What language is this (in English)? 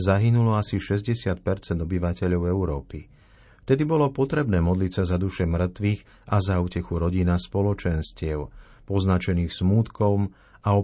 Slovak